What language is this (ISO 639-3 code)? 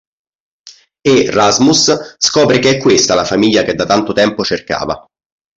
ita